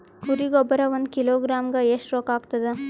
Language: Kannada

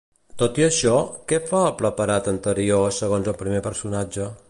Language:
Catalan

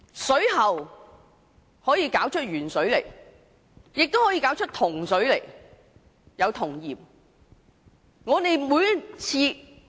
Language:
Cantonese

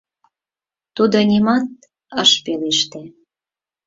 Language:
Mari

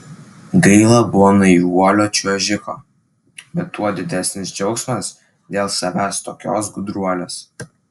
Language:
Lithuanian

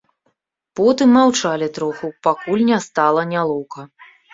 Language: Belarusian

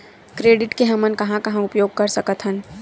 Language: Chhattisgarhi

